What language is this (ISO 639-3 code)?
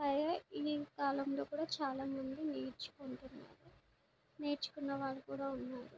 tel